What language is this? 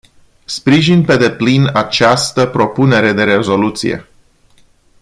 Romanian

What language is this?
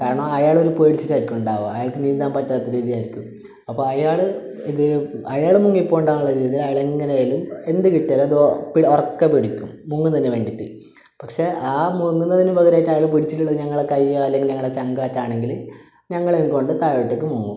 Malayalam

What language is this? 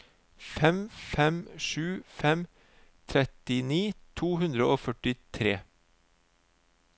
Norwegian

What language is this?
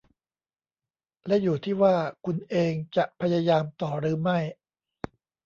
Thai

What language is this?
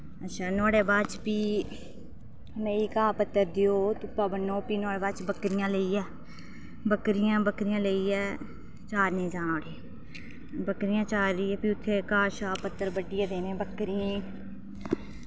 Dogri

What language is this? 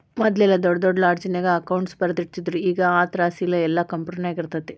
Kannada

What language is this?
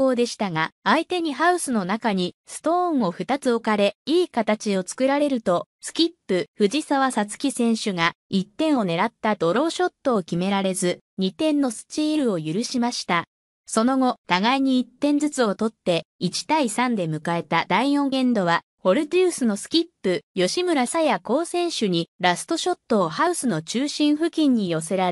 Japanese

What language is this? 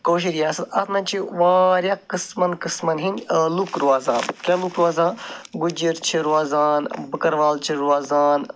Kashmiri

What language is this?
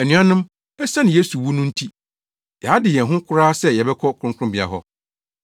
Akan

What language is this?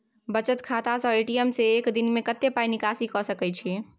Maithili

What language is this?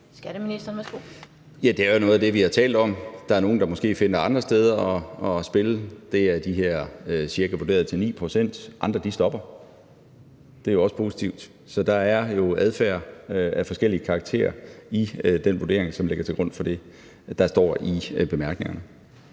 Danish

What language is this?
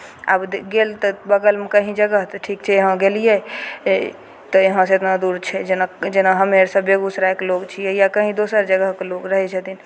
Maithili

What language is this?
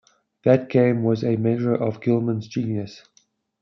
English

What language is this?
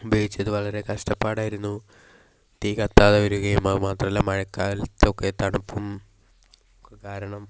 Malayalam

